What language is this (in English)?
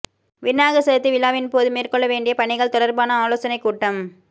Tamil